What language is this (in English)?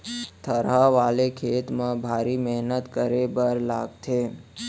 Chhattisgarhi